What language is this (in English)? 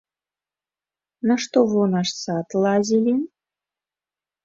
Belarusian